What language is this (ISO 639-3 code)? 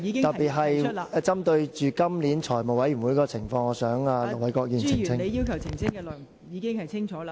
yue